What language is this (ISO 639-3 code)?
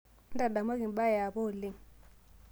mas